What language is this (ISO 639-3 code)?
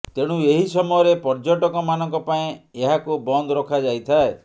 ori